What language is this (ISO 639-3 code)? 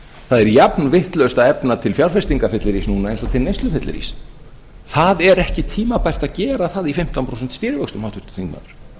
isl